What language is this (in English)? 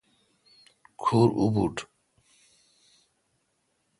Kalkoti